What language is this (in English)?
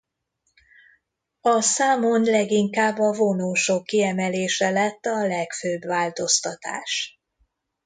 Hungarian